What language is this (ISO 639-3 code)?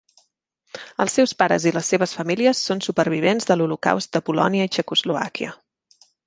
cat